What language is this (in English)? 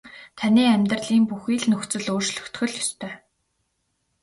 Mongolian